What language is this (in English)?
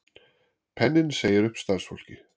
Icelandic